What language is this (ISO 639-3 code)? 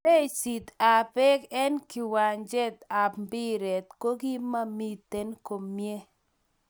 kln